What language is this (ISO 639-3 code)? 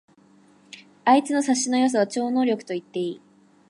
jpn